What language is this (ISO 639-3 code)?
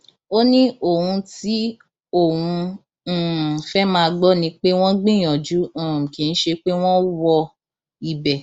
yor